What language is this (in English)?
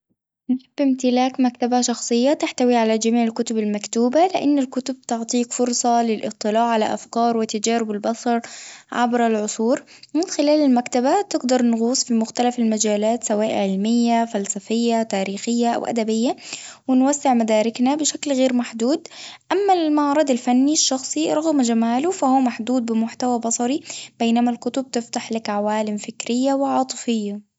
Tunisian Arabic